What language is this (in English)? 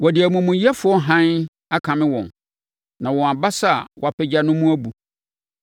Akan